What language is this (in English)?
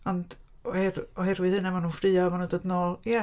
Welsh